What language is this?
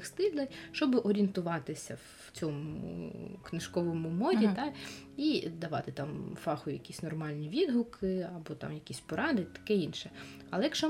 Ukrainian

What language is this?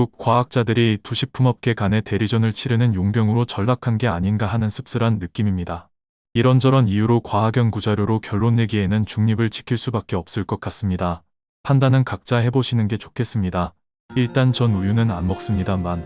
Korean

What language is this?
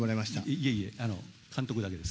Japanese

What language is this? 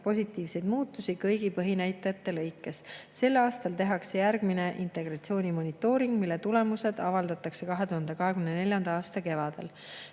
Estonian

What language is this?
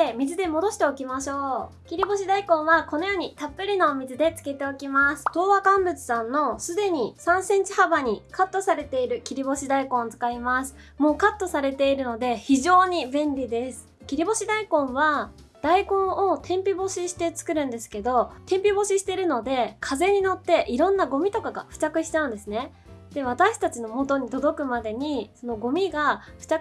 Japanese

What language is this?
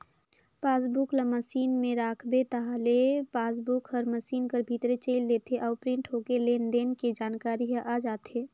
Chhattisgarhi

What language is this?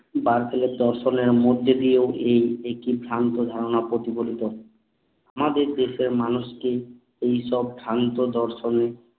Bangla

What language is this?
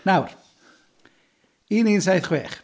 Welsh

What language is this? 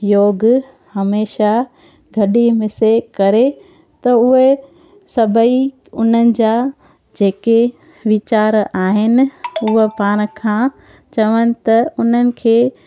Sindhi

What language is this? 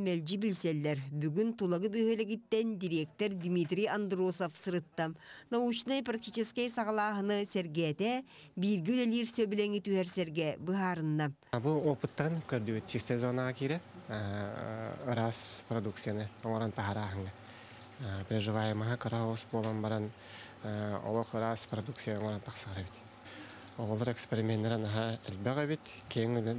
Turkish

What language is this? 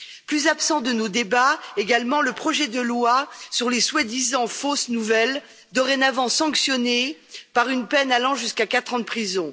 French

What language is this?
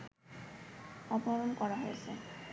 Bangla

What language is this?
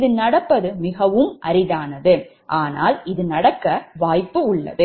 Tamil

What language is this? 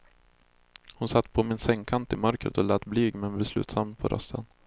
Swedish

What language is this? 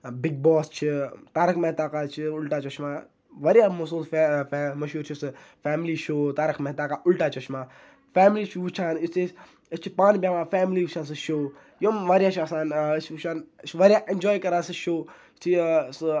Kashmiri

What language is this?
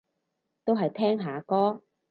Cantonese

